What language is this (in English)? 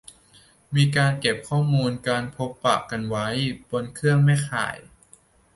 Thai